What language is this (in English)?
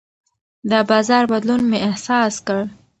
Pashto